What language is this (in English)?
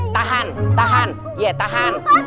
Indonesian